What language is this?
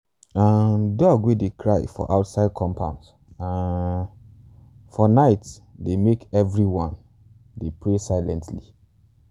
Nigerian Pidgin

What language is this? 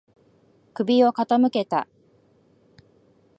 Japanese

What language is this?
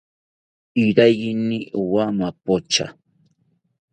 South Ucayali Ashéninka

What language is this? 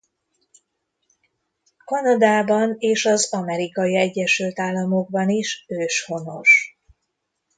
Hungarian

